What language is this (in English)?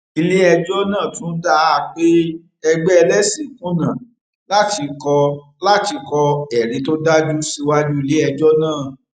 Yoruba